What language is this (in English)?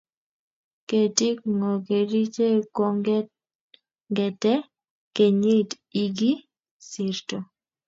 Kalenjin